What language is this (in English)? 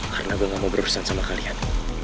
Indonesian